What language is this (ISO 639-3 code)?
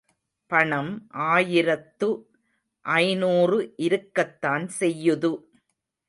tam